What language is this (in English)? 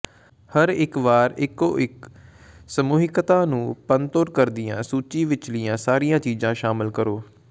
Punjabi